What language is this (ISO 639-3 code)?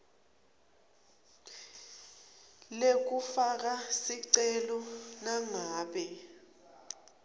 ssw